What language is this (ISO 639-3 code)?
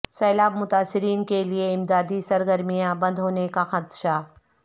urd